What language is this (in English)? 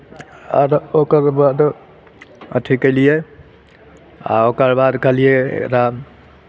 Maithili